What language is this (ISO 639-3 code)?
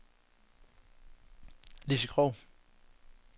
dan